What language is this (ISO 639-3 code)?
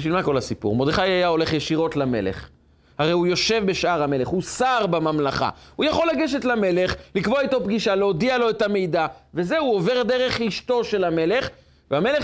heb